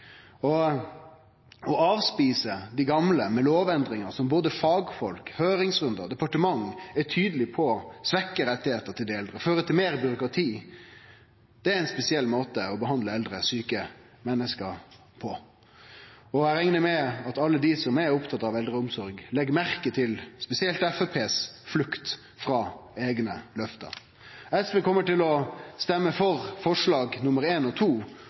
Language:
Norwegian Nynorsk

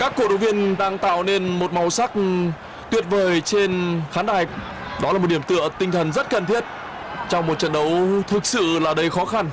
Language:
Vietnamese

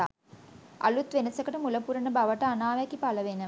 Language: Sinhala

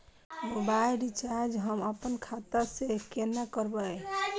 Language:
Maithili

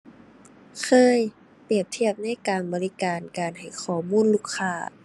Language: Thai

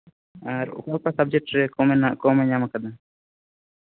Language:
Santali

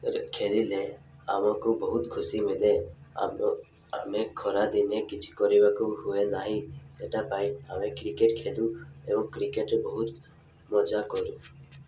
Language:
Odia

